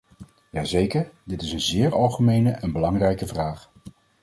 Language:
Dutch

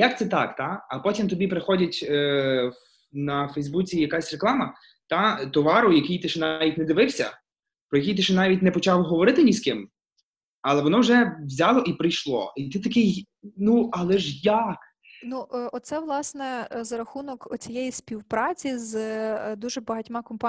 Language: Ukrainian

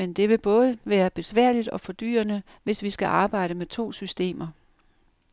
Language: Danish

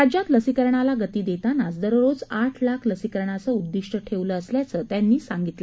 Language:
Marathi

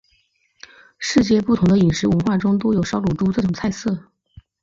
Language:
Chinese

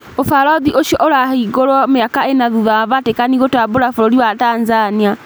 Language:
Kikuyu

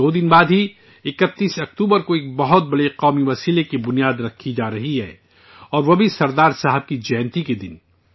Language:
Urdu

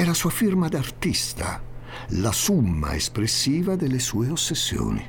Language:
Italian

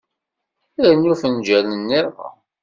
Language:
Kabyle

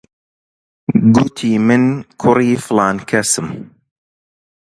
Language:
Central Kurdish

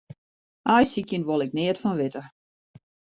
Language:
Western Frisian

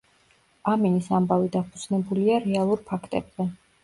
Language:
Georgian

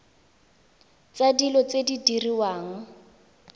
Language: Tswana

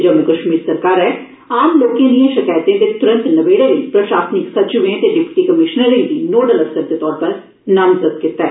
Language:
Dogri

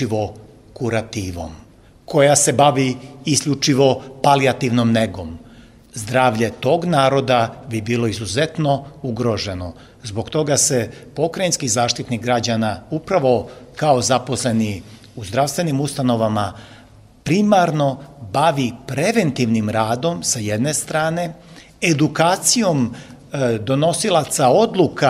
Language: Croatian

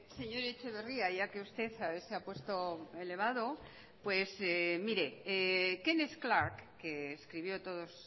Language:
Spanish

